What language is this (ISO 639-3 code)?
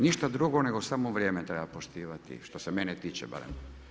hrv